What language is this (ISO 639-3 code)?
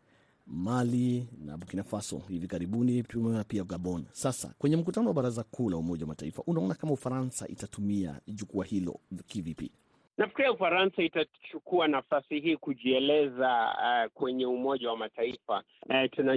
swa